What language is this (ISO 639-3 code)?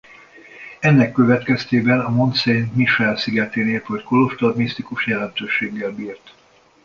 hun